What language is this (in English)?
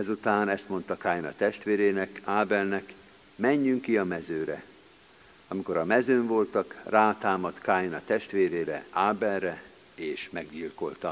Hungarian